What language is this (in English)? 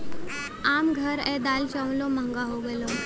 Bhojpuri